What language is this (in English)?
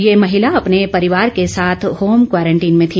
Hindi